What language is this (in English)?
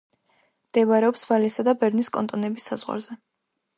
Georgian